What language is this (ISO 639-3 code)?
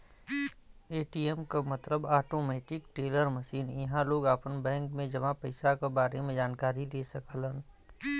bho